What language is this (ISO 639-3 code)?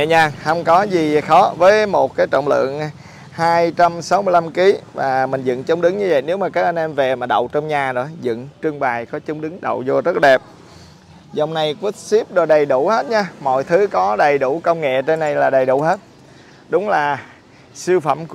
vie